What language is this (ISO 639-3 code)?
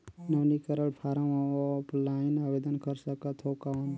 hne